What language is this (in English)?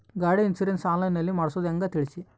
Kannada